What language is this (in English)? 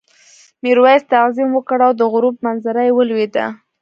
Pashto